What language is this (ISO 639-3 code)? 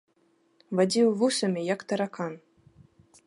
bel